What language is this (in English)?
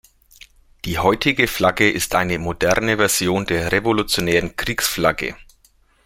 German